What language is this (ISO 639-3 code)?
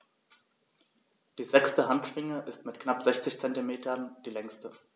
deu